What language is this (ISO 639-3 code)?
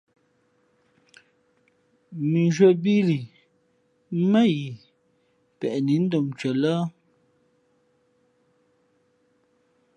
fmp